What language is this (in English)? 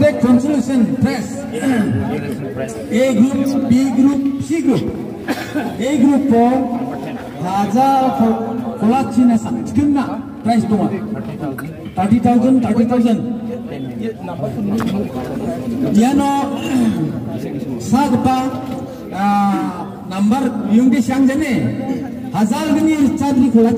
Indonesian